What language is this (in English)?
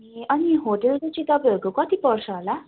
Nepali